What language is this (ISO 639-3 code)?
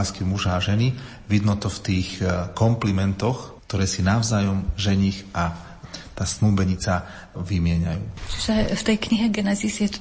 slk